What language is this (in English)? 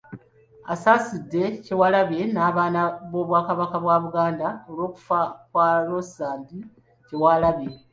Ganda